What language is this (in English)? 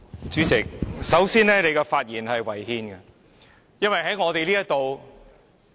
Cantonese